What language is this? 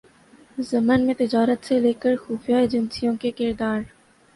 Urdu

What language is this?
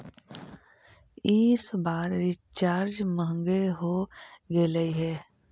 Magahi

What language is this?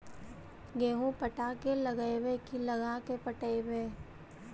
Magahi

